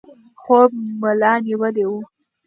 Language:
Pashto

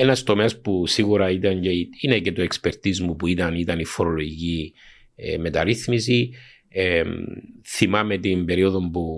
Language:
Greek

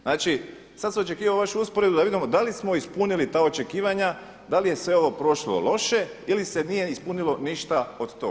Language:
Croatian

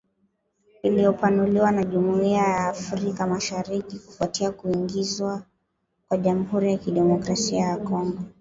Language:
Swahili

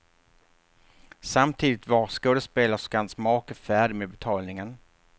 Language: Swedish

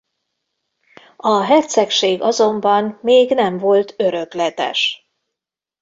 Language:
Hungarian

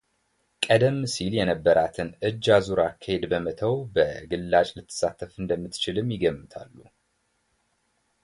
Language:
Amharic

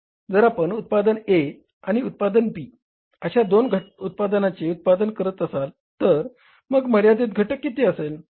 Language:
Marathi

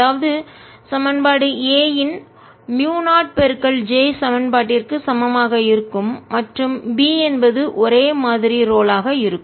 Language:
Tamil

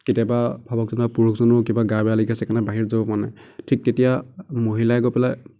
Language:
Assamese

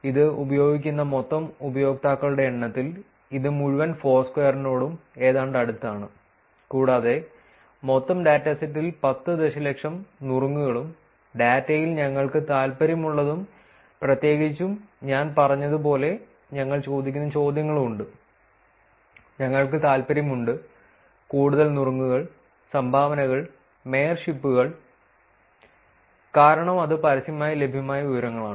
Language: Malayalam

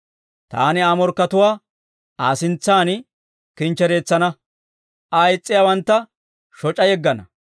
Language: Dawro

